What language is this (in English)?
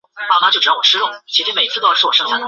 Chinese